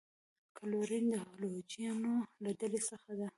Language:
Pashto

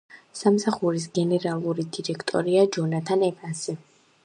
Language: Georgian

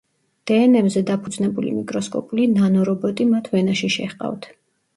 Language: Georgian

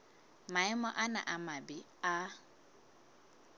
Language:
Southern Sotho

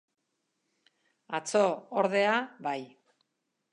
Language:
Basque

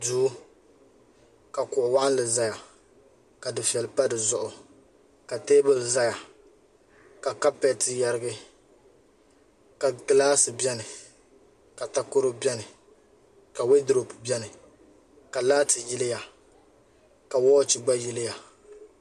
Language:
Dagbani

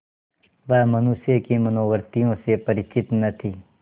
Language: Hindi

